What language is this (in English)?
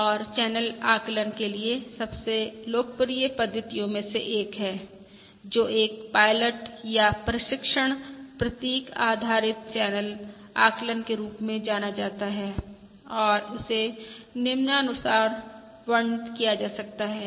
Hindi